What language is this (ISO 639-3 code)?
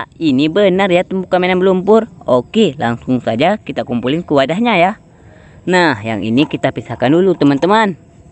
ind